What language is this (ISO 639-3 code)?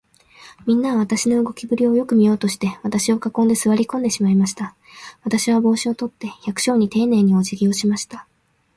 jpn